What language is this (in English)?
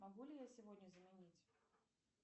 Russian